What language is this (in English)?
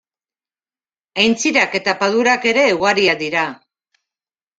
Basque